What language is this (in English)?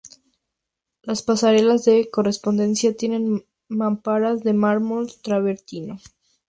Spanish